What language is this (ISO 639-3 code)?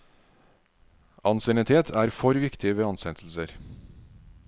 nor